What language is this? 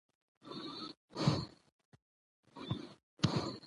Pashto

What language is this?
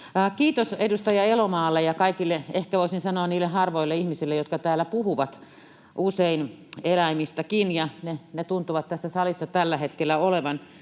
Finnish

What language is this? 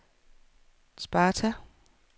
Danish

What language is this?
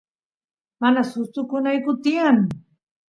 Santiago del Estero Quichua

